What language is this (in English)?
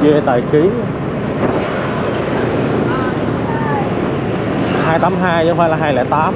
Vietnamese